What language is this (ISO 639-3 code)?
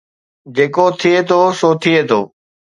snd